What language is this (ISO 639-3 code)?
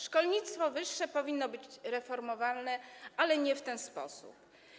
pol